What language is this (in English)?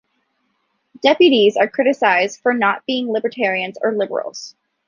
English